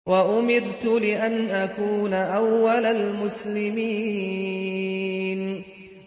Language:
Arabic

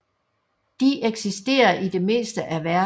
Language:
Danish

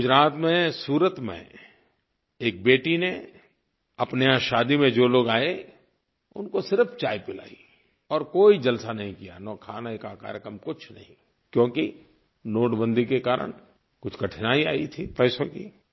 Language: Hindi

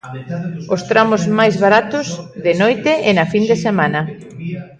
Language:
Galician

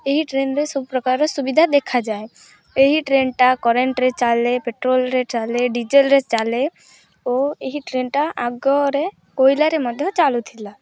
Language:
Odia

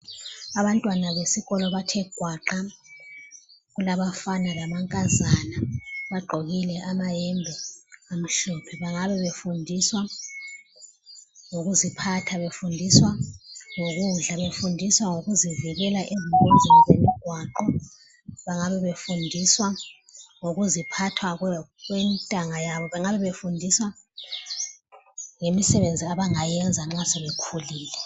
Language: North Ndebele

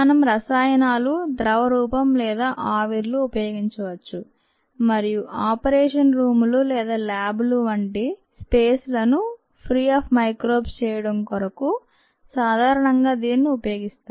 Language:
Telugu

